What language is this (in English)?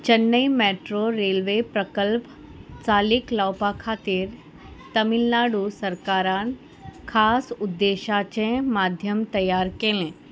Konkani